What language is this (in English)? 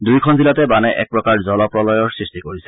Assamese